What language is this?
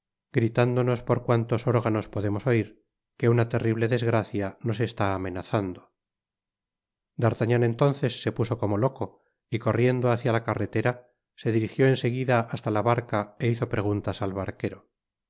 Spanish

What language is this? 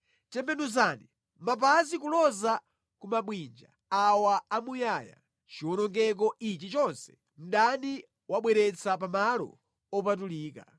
Nyanja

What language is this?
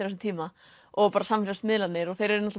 Icelandic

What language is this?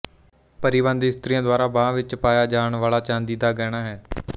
Punjabi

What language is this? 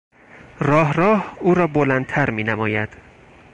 Persian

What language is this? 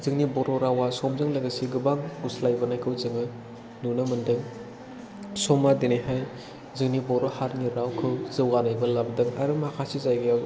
Bodo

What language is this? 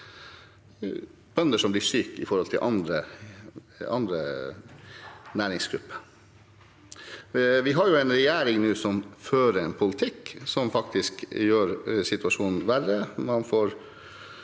Norwegian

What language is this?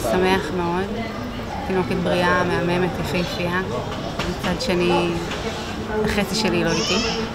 Hebrew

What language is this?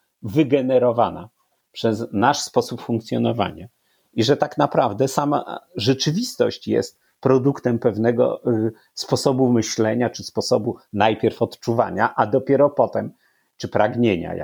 Polish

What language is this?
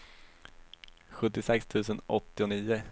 Swedish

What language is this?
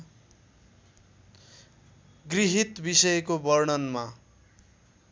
Nepali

